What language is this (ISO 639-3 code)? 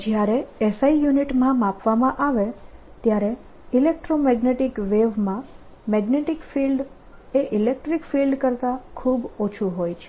guj